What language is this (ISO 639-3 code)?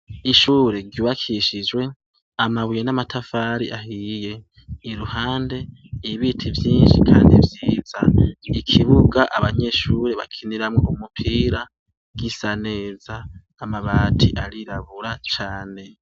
run